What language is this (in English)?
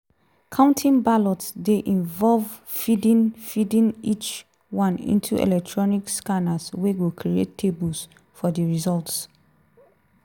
Nigerian Pidgin